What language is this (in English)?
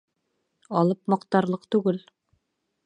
Bashkir